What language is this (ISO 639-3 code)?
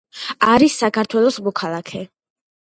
kat